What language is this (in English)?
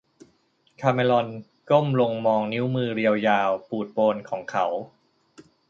Thai